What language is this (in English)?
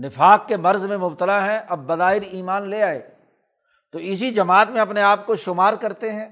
Urdu